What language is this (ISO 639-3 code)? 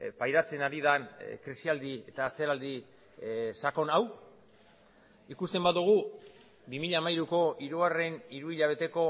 eus